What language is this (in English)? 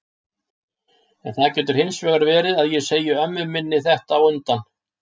Icelandic